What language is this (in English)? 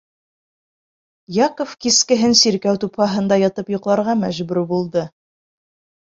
Bashkir